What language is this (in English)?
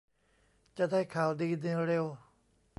Thai